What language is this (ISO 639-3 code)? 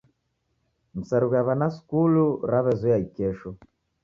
dav